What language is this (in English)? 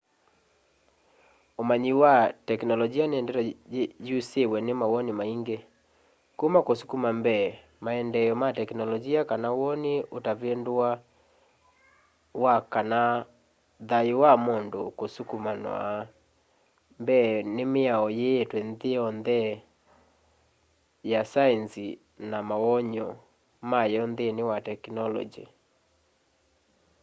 Kamba